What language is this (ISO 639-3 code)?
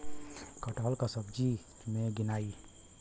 bho